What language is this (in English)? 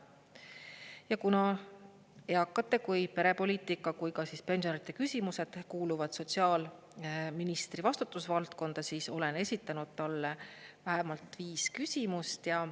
Estonian